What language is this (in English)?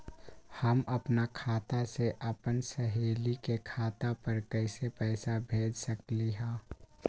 Magahi